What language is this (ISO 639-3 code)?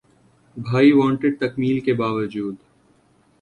urd